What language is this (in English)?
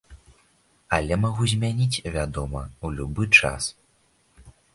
Belarusian